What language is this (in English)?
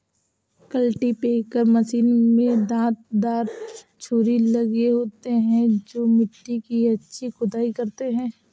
Hindi